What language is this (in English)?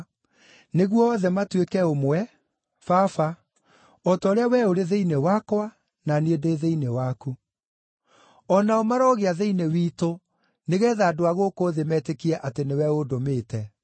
Kikuyu